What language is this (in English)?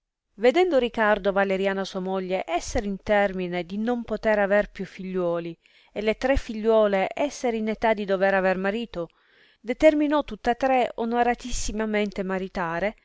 Italian